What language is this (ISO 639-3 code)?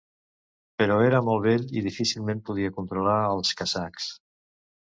cat